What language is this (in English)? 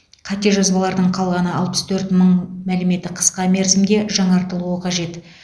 Kazakh